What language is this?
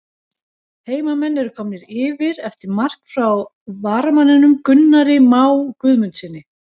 Icelandic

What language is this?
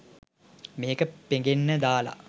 Sinhala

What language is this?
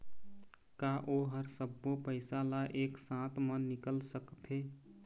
Chhattisgarhi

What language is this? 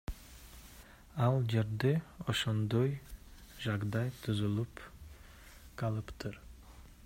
Kyrgyz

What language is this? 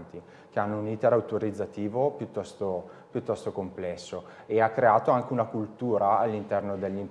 Italian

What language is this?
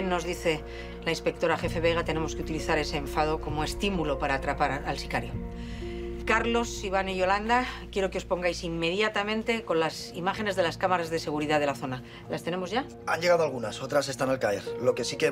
Spanish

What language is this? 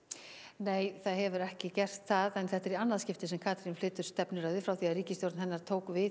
Icelandic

